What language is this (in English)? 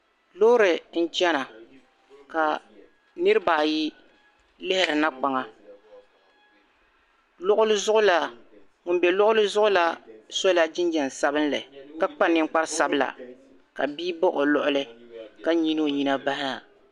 Dagbani